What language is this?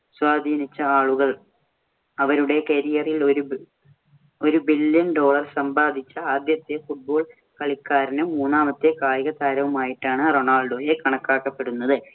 Malayalam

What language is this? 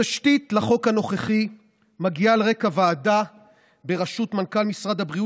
Hebrew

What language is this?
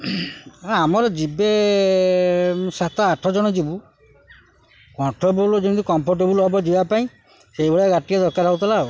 Odia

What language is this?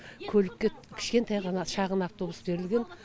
Kazakh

